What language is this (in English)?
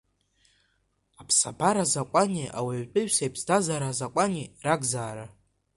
Abkhazian